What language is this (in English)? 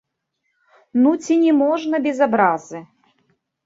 Belarusian